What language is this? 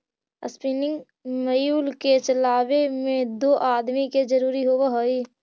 Magahi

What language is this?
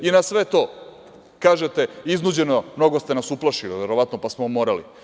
Serbian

